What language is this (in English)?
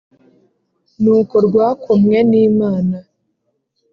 Kinyarwanda